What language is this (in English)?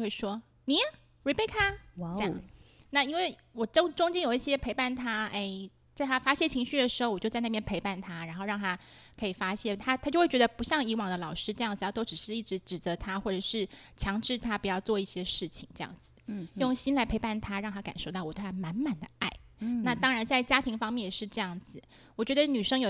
Chinese